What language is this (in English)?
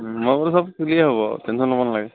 Assamese